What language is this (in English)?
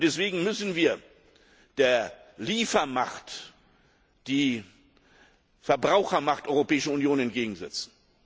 German